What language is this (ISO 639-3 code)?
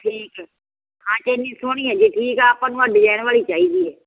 pan